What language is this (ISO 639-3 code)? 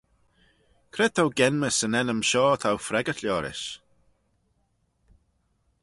glv